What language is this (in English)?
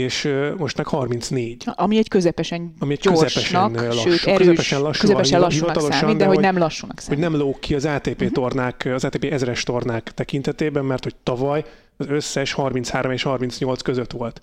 Hungarian